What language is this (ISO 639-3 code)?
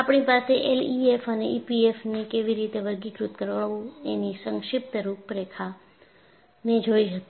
guj